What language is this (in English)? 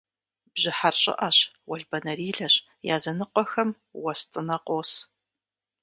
Kabardian